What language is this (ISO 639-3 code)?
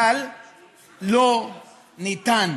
heb